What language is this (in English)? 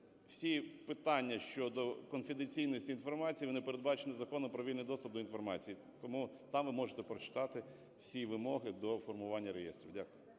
Ukrainian